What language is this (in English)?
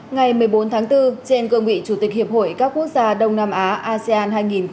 Vietnamese